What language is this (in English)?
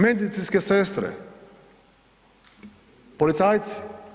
Croatian